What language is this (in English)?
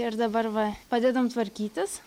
Lithuanian